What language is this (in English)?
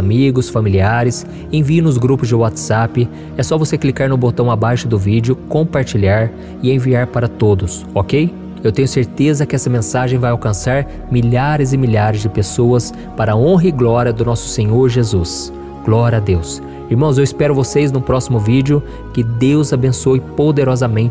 Portuguese